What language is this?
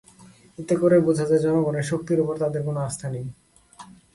Bangla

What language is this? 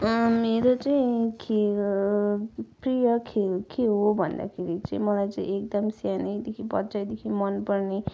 Nepali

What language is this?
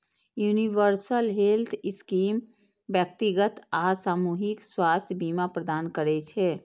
Maithili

